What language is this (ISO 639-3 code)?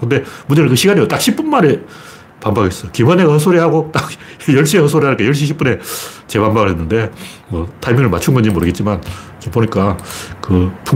kor